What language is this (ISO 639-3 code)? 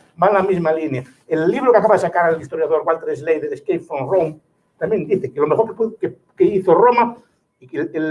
spa